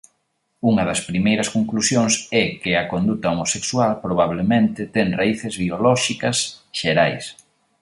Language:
Galician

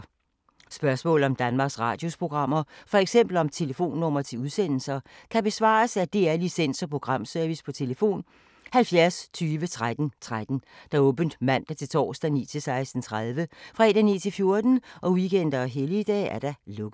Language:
Danish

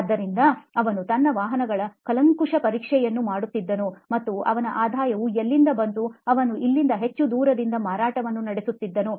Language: Kannada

